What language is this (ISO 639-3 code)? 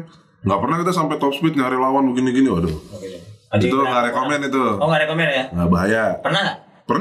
ind